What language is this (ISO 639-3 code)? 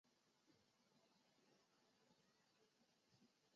zho